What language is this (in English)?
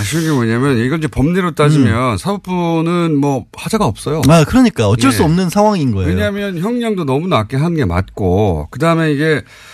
Korean